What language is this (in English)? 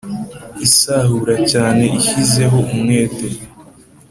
Kinyarwanda